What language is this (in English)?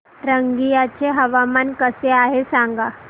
Marathi